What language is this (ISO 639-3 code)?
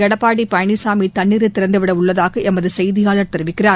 tam